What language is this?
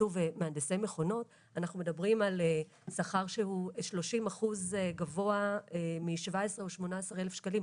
Hebrew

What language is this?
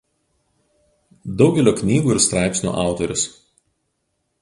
Lithuanian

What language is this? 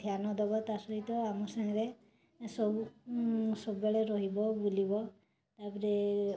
Odia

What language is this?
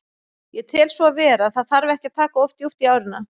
Icelandic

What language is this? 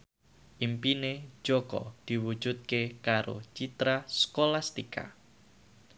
Javanese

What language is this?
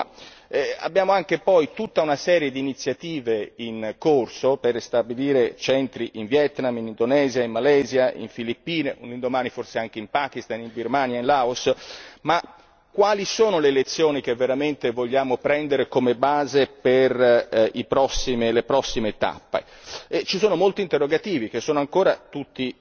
Italian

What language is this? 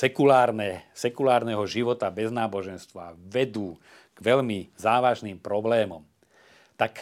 Slovak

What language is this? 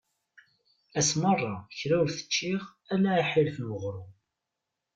Kabyle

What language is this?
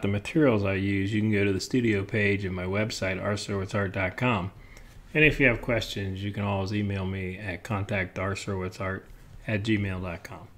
English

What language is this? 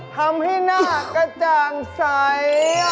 Thai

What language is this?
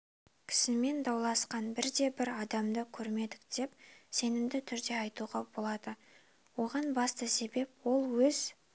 Kazakh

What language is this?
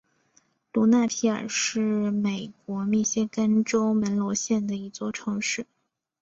Chinese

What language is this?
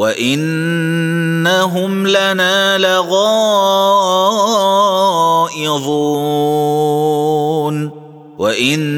Arabic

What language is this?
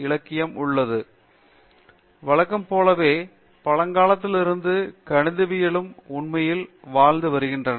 Tamil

